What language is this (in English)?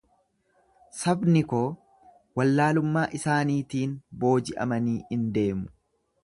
Oromo